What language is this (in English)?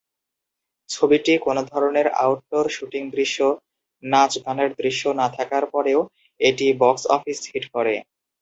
Bangla